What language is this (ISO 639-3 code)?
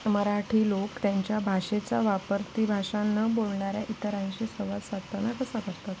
mar